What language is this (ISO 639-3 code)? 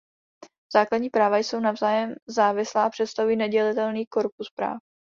ces